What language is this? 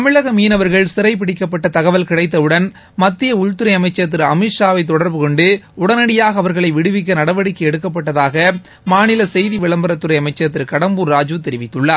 Tamil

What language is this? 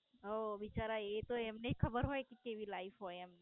Gujarati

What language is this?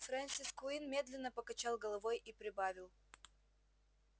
Russian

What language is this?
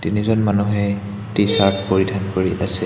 Assamese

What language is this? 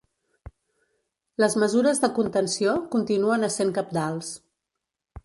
Catalan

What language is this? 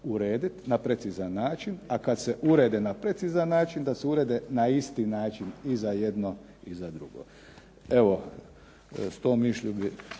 Croatian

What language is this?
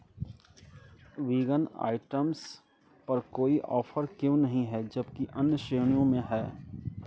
Hindi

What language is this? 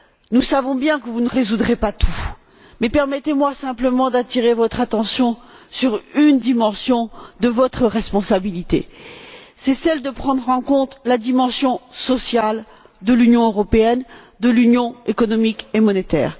French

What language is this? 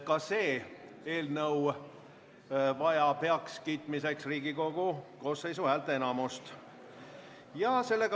Estonian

